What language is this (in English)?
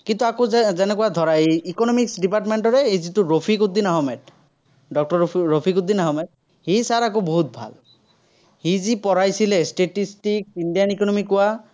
Assamese